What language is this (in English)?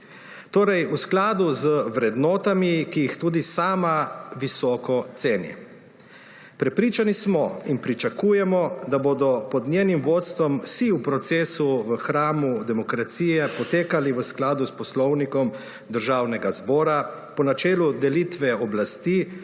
Slovenian